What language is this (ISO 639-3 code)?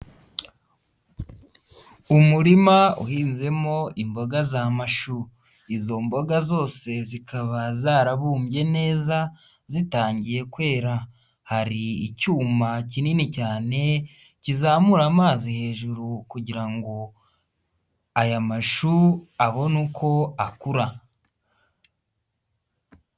kin